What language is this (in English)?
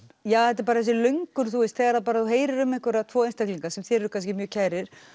Icelandic